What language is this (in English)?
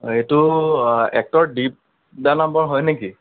Assamese